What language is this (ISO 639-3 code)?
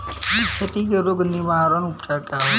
bho